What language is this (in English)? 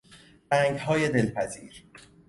Persian